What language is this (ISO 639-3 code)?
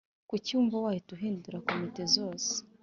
kin